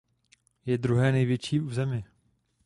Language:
Czech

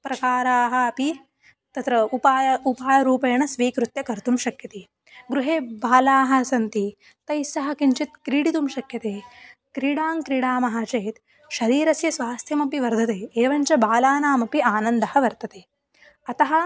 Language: Sanskrit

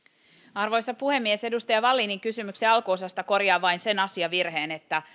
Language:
Finnish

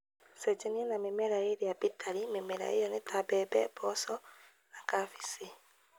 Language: Kikuyu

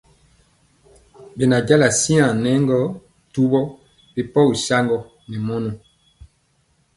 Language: Mpiemo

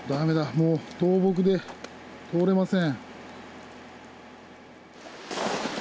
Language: Japanese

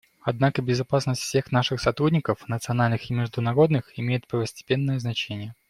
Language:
Russian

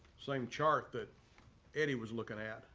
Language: English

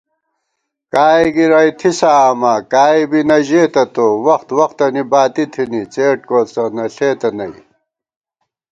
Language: Gawar-Bati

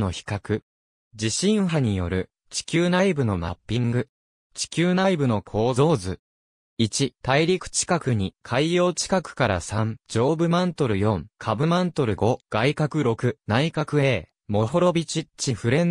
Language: Japanese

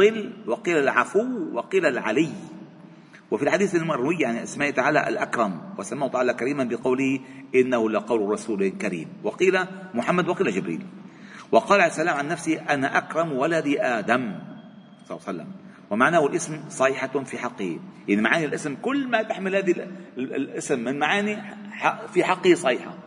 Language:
Arabic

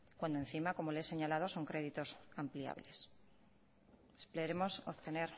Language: Spanish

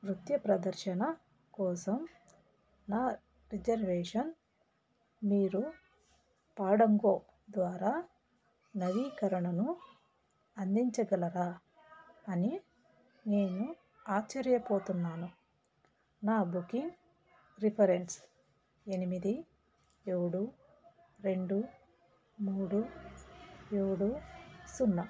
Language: Telugu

